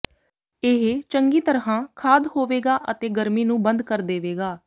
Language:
Punjabi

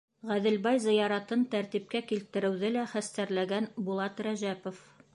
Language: Bashkir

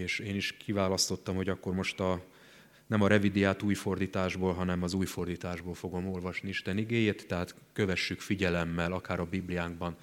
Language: Hungarian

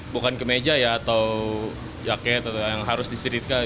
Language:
Indonesian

